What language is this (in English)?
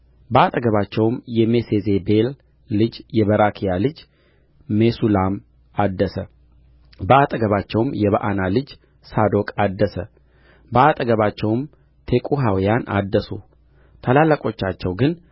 Amharic